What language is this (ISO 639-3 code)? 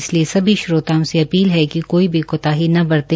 hin